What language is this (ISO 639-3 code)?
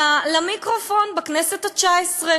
heb